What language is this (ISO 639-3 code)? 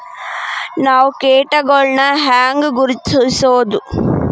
kan